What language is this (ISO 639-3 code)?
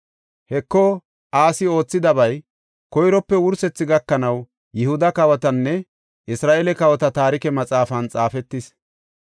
gof